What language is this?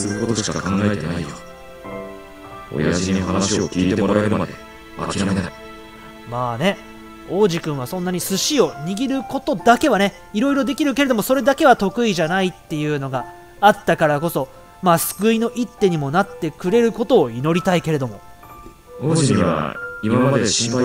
Japanese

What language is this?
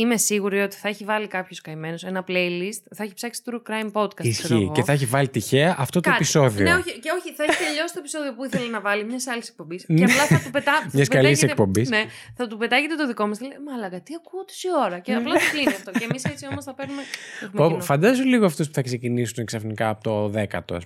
Greek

